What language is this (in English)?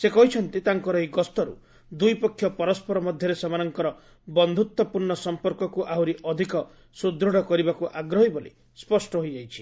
Odia